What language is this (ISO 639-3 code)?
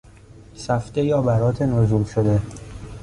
fas